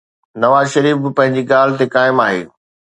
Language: Sindhi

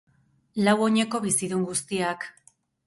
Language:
Basque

